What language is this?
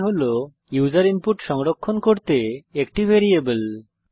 Bangla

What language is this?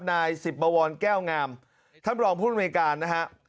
Thai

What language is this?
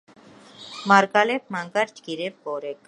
Georgian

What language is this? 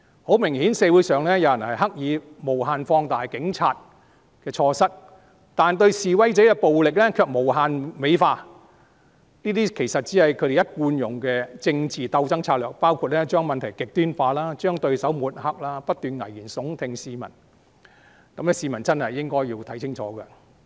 Cantonese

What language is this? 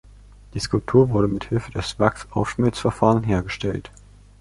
German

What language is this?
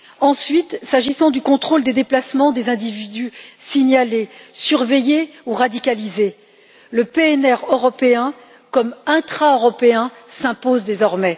French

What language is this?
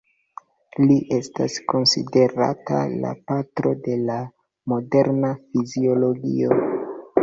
Esperanto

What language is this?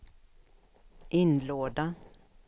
Swedish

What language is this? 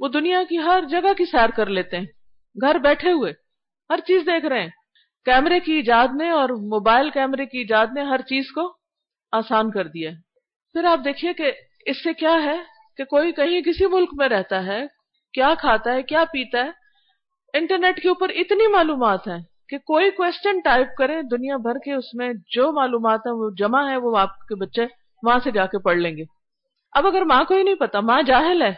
Urdu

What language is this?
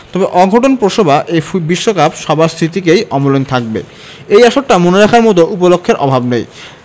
Bangla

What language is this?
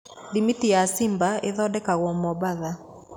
Kikuyu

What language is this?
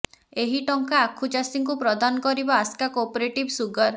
Odia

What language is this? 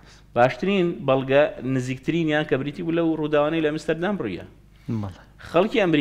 Arabic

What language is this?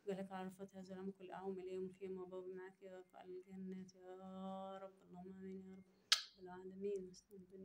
Arabic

